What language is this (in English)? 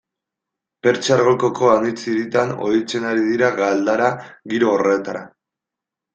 Basque